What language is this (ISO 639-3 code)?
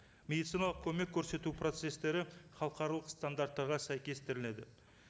kaz